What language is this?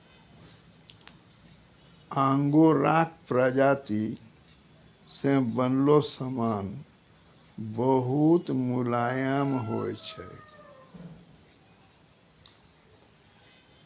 Maithili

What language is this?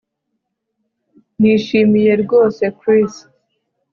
Kinyarwanda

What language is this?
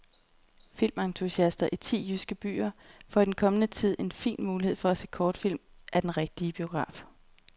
Danish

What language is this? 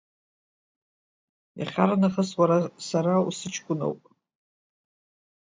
Abkhazian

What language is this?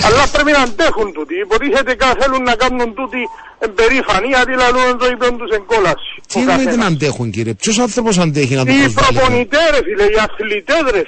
Greek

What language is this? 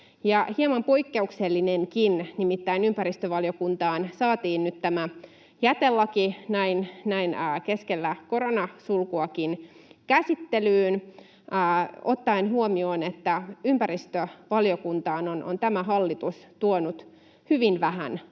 Finnish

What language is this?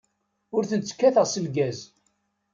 Kabyle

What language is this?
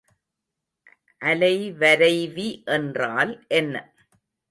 Tamil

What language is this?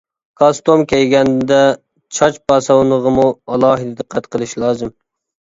Uyghur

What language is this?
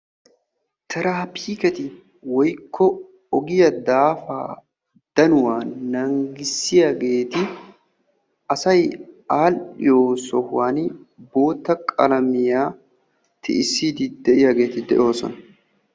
Wolaytta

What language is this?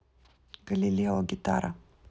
Russian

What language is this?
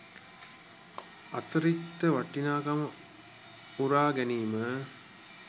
Sinhala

